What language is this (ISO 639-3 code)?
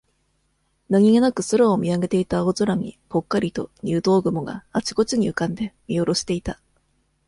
jpn